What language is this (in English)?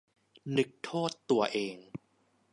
Thai